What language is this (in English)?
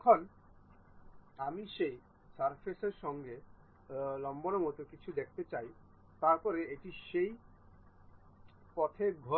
Bangla